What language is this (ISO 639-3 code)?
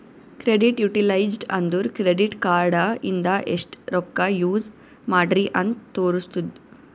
kan